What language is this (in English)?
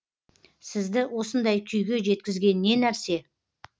Kazakh